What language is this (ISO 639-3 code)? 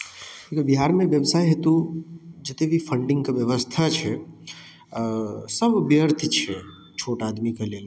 mai